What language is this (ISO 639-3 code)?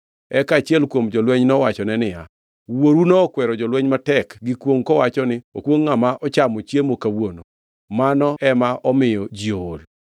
luo